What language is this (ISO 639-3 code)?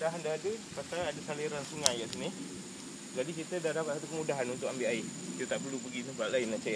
msa